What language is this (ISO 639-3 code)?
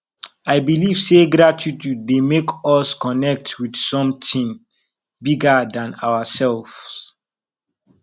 pcm